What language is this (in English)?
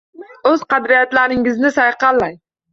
Uzbek